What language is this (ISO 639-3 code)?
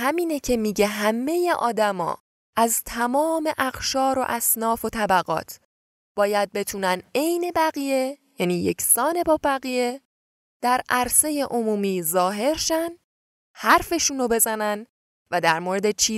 fas